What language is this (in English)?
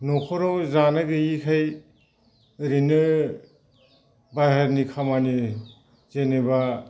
Bodo